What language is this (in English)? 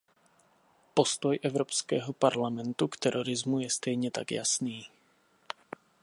Czech